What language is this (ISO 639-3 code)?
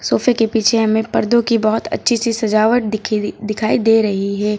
hin